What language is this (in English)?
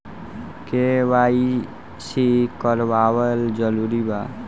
Bhojpuri